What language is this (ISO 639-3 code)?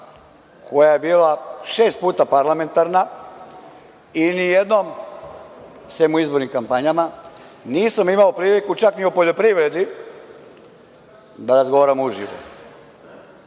srp